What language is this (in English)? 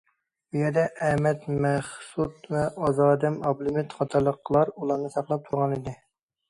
Uyghur